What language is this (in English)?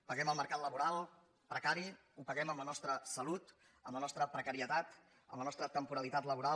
Catalan